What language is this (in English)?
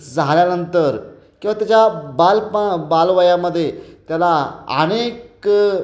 Marathi